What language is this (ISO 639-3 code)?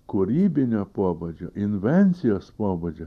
lit